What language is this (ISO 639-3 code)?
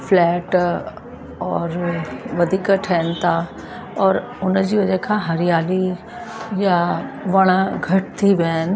snd